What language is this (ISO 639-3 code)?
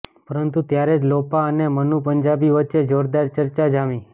guj